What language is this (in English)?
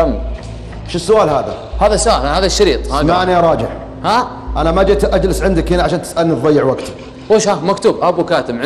Arabic